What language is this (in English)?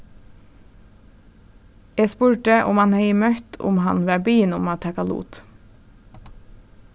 Faroese